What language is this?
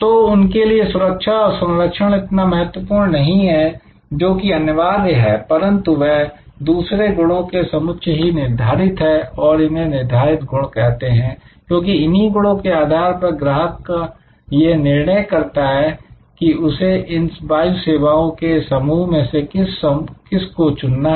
Hindi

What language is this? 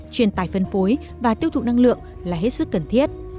Vietnamese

